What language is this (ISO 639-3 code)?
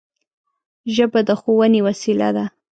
pus